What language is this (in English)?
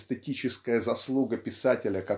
Russian